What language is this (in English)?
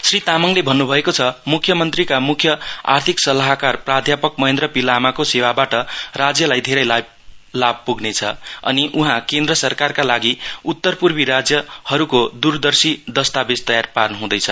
Nepali